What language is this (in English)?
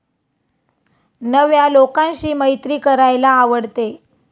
Marathi